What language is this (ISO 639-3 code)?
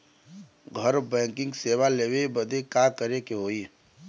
bho